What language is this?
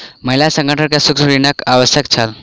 Maithili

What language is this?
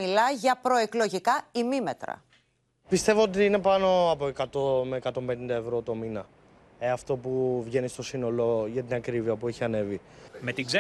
Greek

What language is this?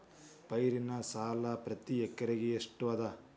Kannada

